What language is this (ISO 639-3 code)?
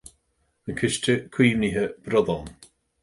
gle